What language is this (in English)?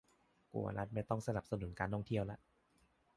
Thai